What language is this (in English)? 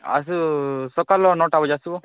Odia